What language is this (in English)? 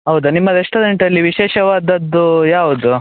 Kannada